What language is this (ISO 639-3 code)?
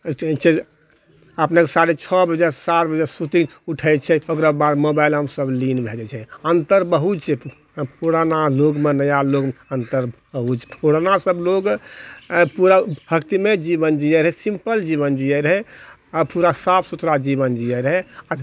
mai